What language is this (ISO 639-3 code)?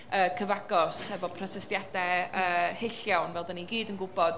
cym